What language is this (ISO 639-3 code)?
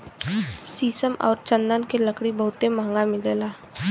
bho